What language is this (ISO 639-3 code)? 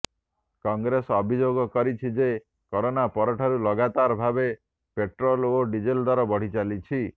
ori